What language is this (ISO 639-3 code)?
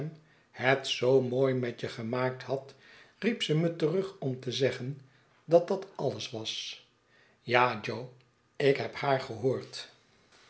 nld